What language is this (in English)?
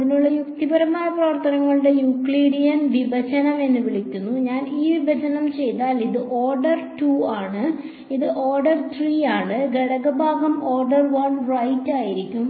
Malayalam